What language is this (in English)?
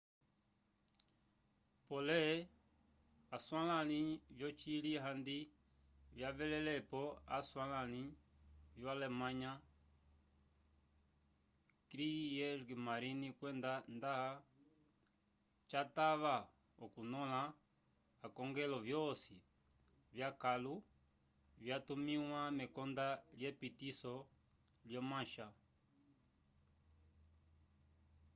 Umbundu